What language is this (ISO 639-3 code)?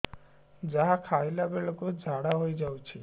ori